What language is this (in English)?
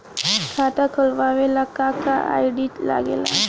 Bhojpuri